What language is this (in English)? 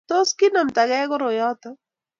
Kalenjin